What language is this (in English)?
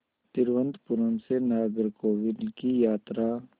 Hindi